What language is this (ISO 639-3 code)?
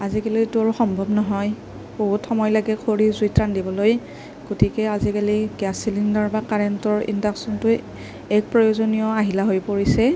asm